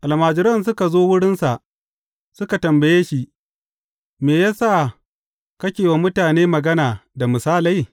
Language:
Hausa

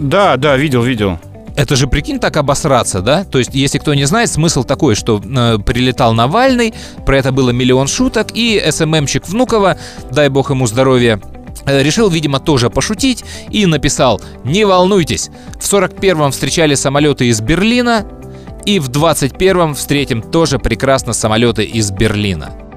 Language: Russian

